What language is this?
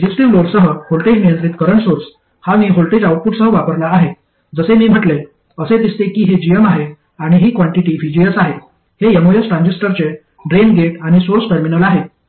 Marathi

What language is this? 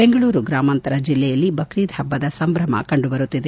Kannada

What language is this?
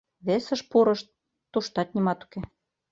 Mari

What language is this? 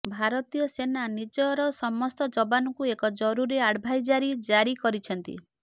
Odia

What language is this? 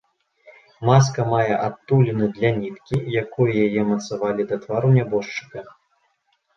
Belarusian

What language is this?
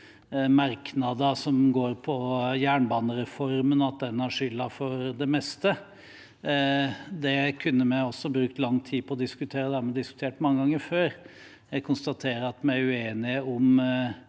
Norwegian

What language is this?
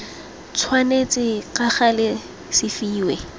Tswana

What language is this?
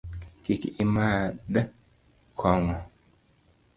Luo (Kenya and Tanzania)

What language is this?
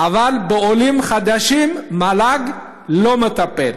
Hebrew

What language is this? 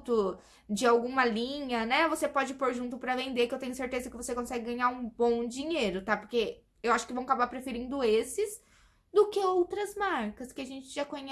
Portuguese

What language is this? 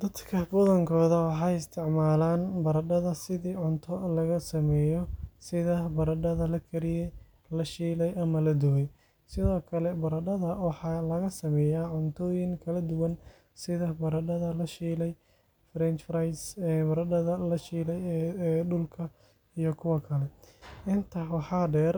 Somali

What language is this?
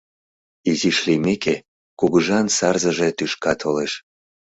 Mari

